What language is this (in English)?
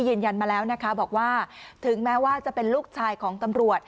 Thai